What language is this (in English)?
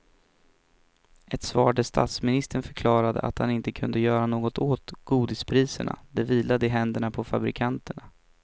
Swedish